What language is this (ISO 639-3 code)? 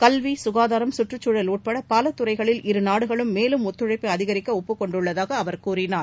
tam